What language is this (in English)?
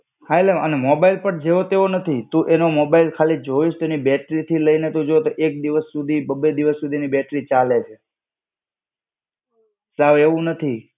Gujarati